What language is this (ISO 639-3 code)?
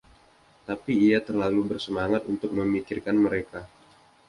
ind